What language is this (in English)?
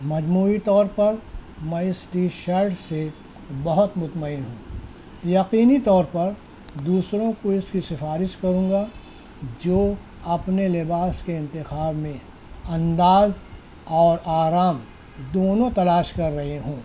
Urdu